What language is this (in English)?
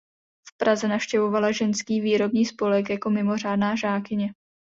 Czech